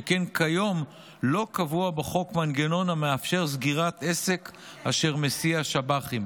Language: Hebrew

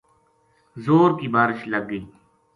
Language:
Gujari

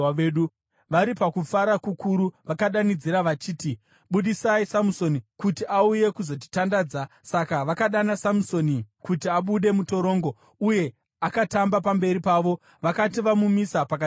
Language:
Shona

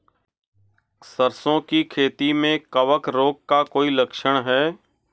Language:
Hindi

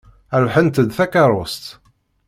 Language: Kabyle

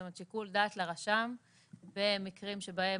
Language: Hebrew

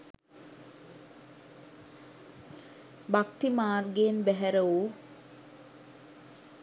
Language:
Sinhala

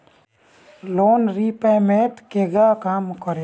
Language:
Bhojpuri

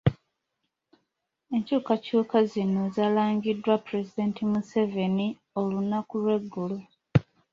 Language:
Ganda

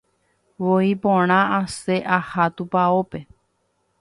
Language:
Guarani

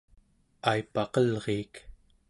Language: Central Yupik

